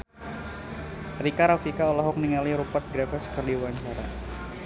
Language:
Sundanese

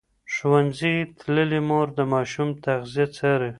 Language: Pashto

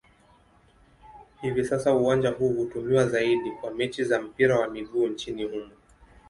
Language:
Swahili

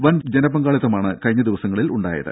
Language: Malayalam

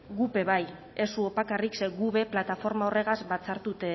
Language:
Basque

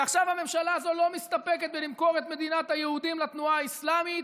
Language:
Hebrew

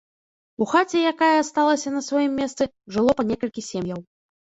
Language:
Belarusian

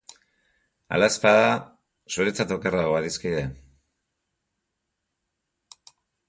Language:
Basque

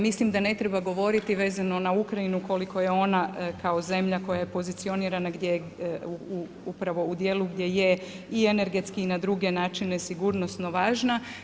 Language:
Croatian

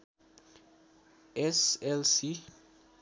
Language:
Nepali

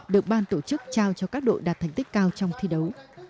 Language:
Vietnamese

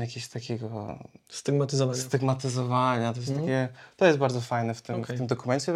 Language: Polish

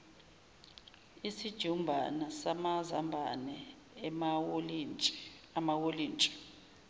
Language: Zulu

